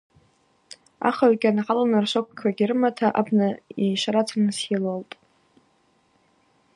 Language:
Abaza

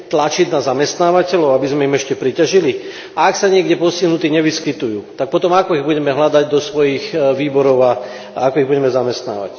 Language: Slovak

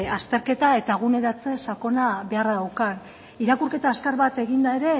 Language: Basque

